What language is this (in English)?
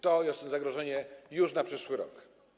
Polish